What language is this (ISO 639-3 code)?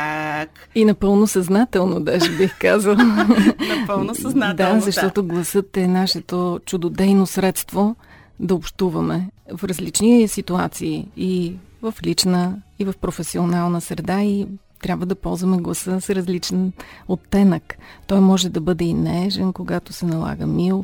bul